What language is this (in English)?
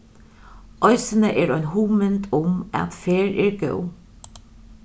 Faroese